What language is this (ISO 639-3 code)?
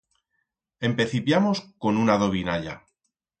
arg